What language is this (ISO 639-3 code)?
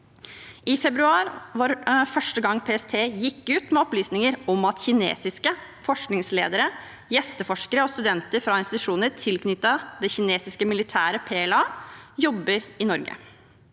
nor